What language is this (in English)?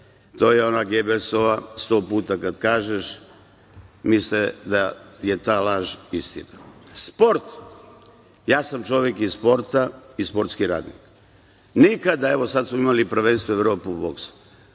Serbian